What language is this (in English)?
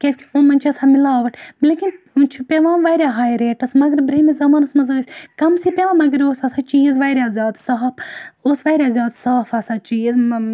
Kashmiri